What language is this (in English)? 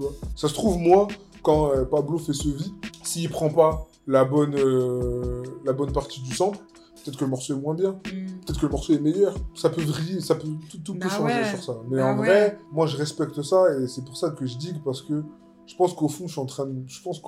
French